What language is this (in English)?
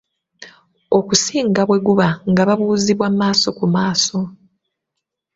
Ganda